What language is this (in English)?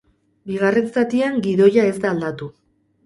Basque